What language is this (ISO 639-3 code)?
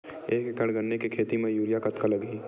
hne